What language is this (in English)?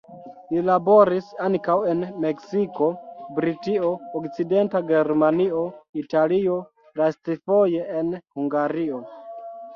Esperanto